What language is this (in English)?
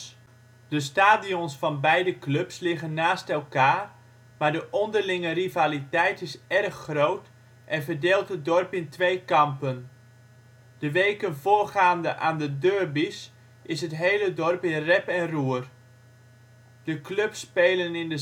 Dutch